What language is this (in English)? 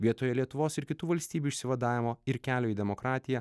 Lithuanian